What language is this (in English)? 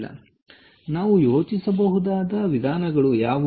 Kannada